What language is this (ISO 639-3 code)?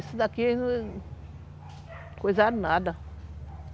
por